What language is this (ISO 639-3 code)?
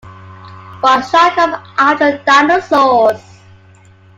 eng